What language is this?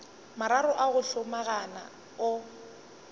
Northern Sotho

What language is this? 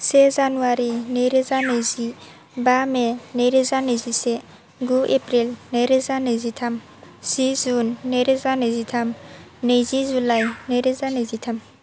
Bodo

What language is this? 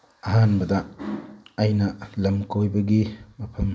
Manipuri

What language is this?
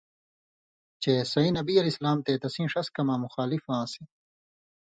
Indus Kohistani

